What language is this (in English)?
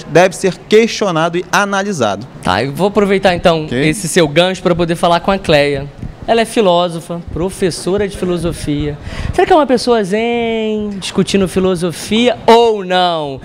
Portuguese